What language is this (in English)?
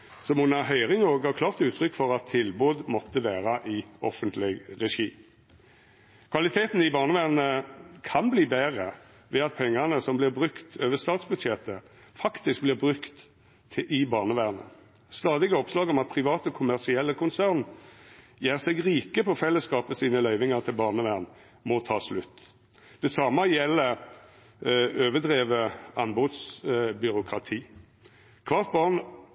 Norwegian Nynorsk